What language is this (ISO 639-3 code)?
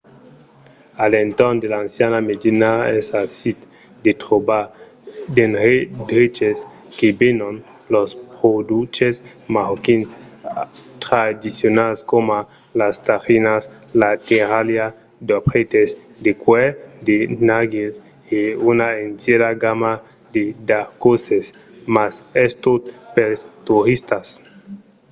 oci